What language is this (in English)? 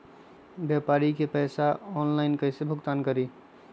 Magahi